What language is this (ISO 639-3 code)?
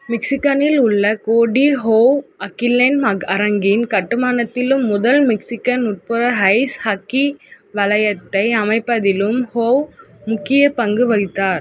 tam